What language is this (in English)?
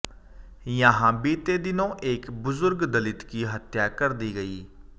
Hindi